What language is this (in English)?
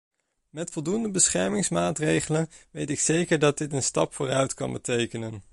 Dutch